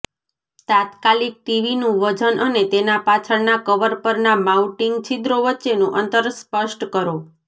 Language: Gujarati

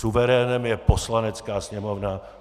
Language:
Czech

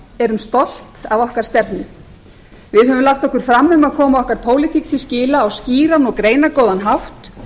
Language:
Icelandic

